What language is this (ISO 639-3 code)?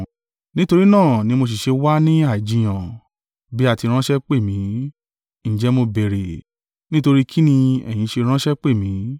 yor